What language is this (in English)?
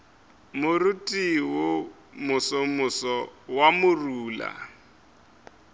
Northern Sotho